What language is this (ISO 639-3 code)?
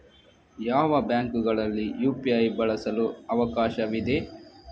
kan